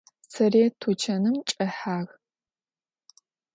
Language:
Adyghe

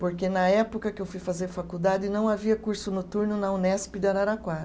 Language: Portuguese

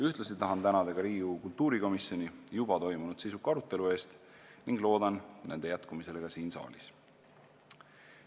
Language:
Estonian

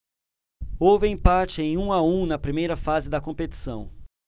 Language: Portuguese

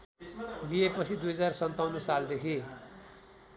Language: Nepali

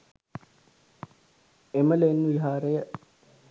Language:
Sinhala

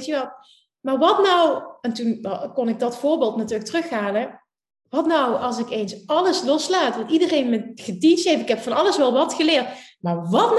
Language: Dutch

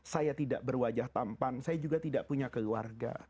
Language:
Indonesian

